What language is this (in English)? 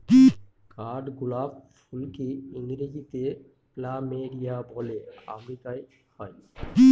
Bangla